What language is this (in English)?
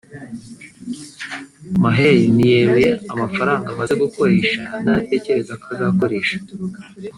Kinyarwanda